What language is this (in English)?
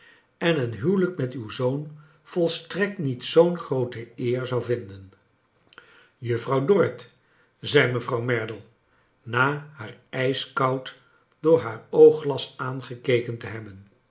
Dutch